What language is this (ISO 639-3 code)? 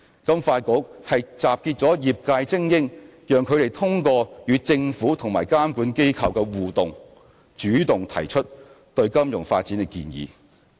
yue